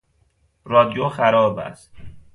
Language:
Persian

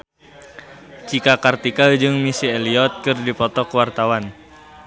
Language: Sundanese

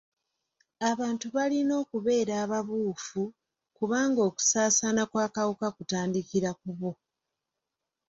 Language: Ganda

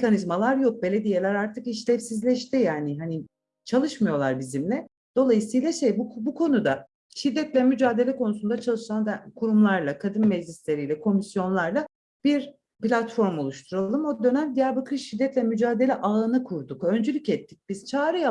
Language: Turkish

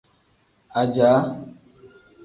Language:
Tem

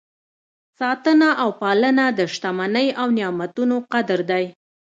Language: Pashto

